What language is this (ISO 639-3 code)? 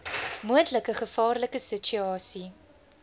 afr